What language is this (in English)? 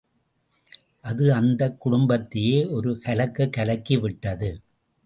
Tamil